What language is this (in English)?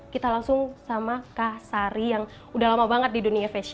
Indonesian